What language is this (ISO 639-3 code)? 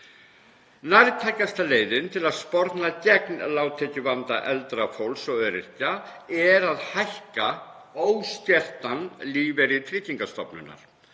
isl